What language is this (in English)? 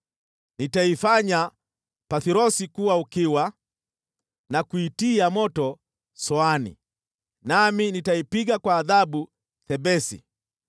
Swahili